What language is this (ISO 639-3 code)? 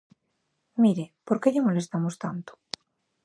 glg